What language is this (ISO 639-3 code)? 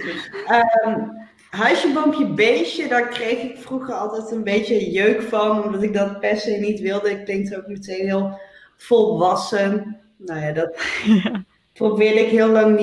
nld